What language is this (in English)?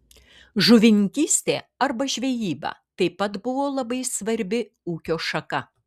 Lithuanian